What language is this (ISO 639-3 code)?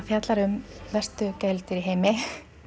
isl